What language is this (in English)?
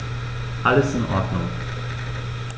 German